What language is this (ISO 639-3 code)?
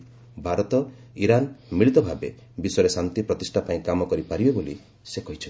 ori